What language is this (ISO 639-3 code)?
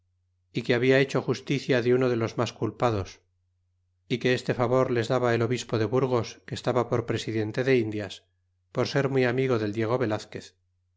spa